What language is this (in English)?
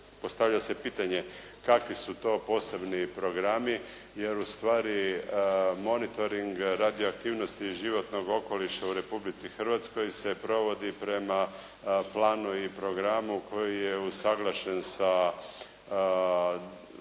Croatian